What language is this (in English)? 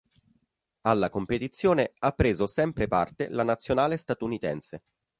Italian